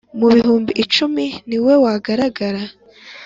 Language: Kinyarwanda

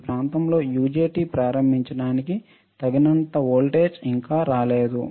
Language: Telugu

